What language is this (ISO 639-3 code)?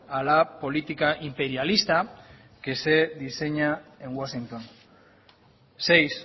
spa